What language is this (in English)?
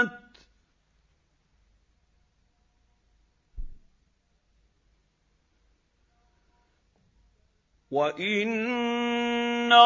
Arabic